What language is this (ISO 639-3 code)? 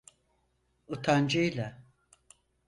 tur